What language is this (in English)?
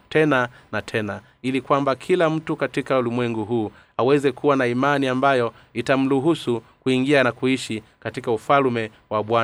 Swahili